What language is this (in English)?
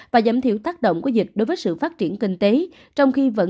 Vietnamese